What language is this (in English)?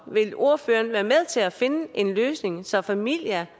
Danish